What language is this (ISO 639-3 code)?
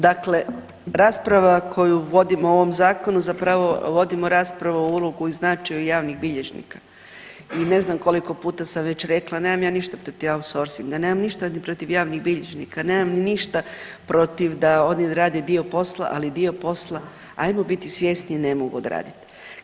hrv